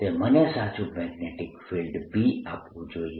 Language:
Gujarati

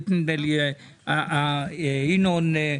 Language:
Hebrew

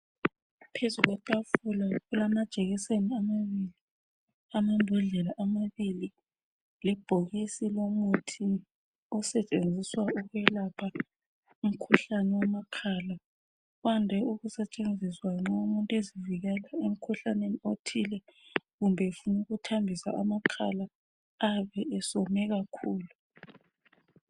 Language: North Ndebele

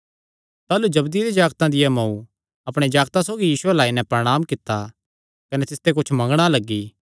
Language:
Kangri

